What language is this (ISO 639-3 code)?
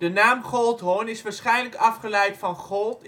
nld